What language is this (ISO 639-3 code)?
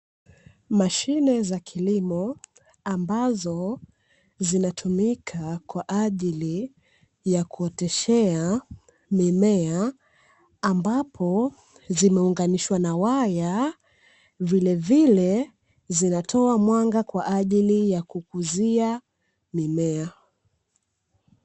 swa